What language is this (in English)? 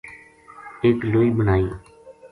Gujari